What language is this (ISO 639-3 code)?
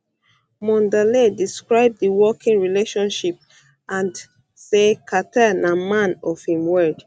pcm